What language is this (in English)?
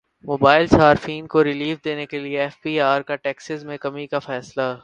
Urdu